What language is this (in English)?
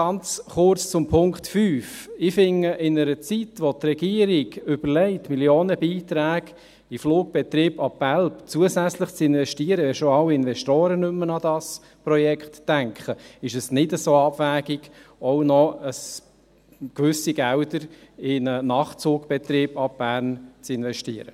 Swiss German